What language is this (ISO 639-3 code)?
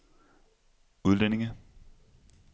dan